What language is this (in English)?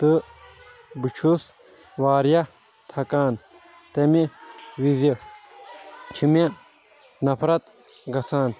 Kashmiri